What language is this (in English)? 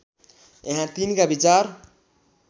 Nepali